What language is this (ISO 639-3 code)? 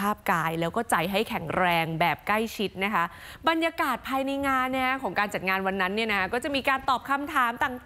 tha